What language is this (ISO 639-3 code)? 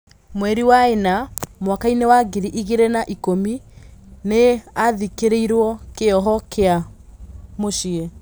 kik